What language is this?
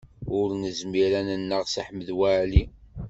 Kabyle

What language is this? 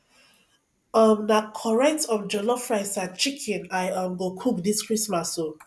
Nigerian Pidgin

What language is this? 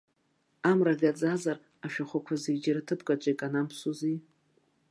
Abkhazian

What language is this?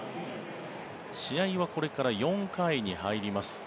Japanese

